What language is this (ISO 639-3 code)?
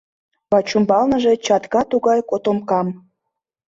chm